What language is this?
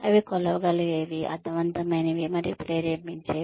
Telugu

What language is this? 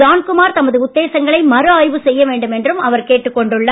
Tamil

